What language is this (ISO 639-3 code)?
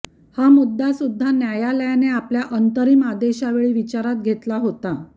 mar